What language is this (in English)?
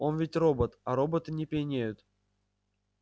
Russian